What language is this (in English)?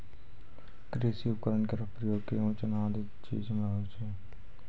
Maithili